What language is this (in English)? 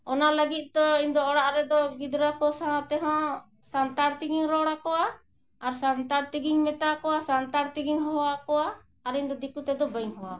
Santali